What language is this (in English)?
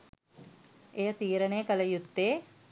Sinhala